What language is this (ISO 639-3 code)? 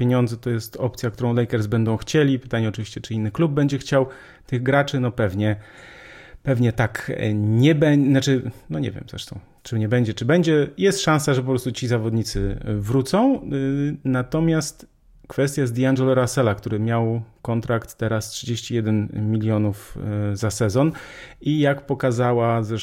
pol